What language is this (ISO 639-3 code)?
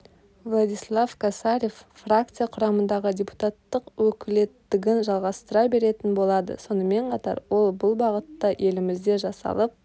kaz